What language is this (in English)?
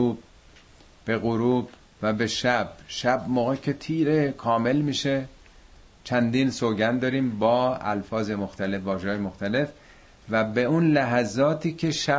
Persian